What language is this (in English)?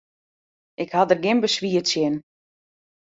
Western Frisian